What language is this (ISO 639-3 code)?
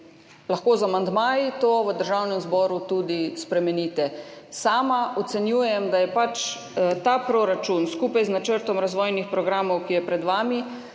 slv